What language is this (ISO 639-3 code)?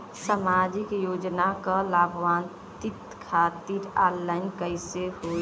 bho